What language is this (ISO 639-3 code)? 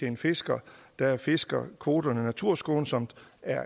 dan